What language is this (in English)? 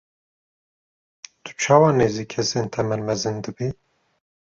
Kurdish